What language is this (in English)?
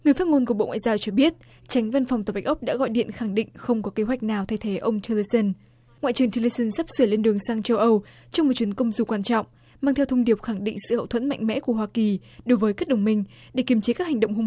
Vietnamese